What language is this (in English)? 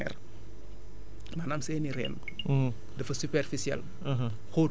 Wolof